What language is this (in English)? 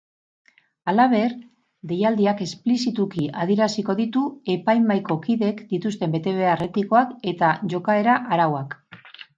Basque